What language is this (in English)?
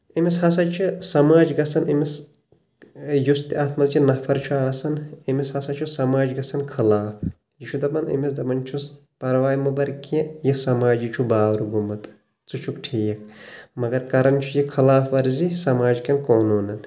Kashmiri